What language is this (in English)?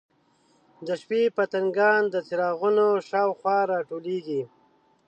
Pashto